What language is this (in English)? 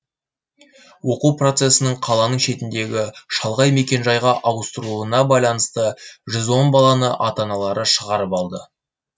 Kazakh